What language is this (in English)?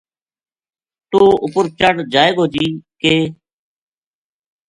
Gujari